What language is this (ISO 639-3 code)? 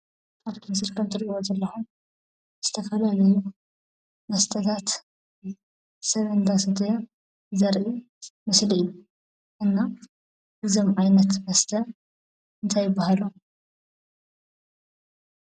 tir